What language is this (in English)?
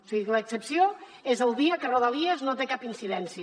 Catalan